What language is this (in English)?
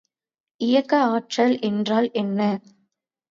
Tamil